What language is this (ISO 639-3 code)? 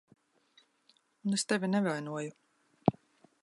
lav